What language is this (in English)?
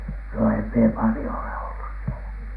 Finnish